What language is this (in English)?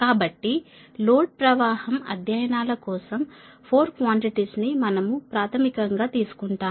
Telugu